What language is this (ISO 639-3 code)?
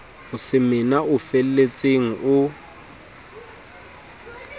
sot